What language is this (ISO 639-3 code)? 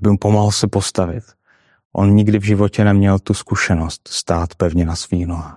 ces